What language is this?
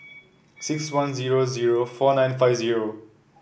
English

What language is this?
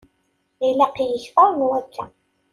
Kabyle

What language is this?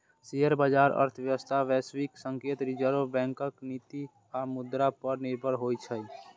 Maithili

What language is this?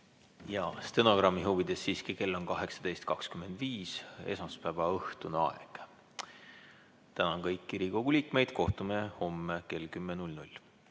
Estonian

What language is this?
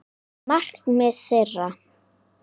Icelandic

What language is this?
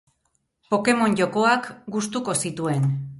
Basque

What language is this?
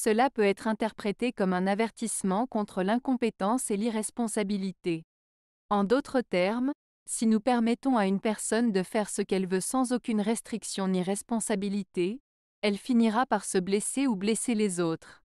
French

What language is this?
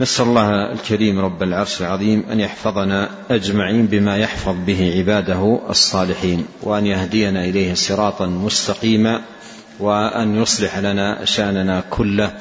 Arabic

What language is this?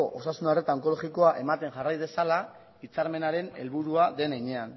Basque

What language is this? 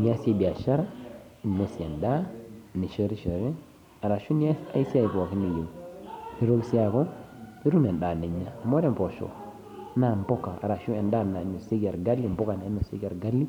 Masai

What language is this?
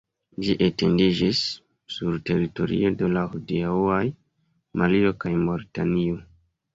Esperanto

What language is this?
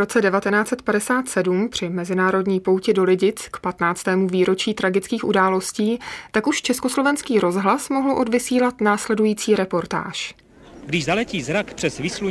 Czech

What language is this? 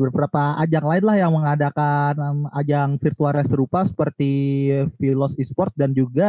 Indonesian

